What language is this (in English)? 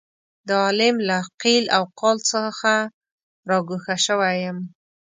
Pashto